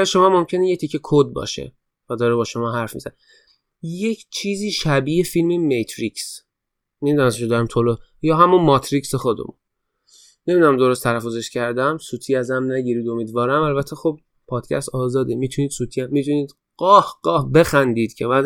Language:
Persian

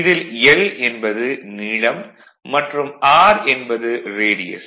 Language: Tamil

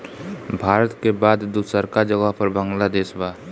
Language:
Bhojpuri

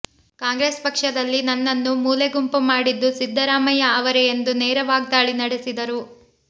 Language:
Kannada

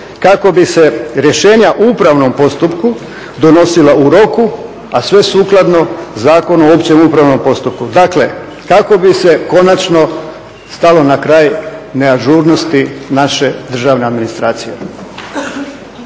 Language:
Croatian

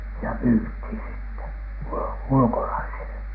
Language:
Finnish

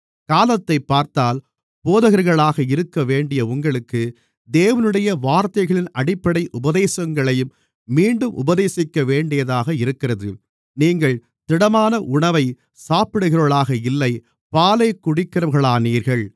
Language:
Tamil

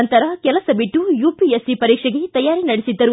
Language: Kannada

